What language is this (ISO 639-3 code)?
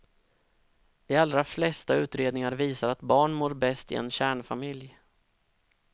swe